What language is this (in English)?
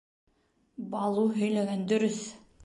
Bashkir